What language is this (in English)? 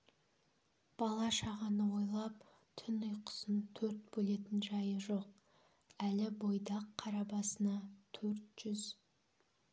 Kazakh